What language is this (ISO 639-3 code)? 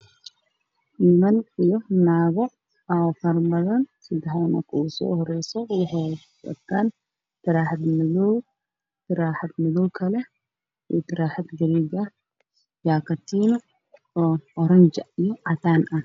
som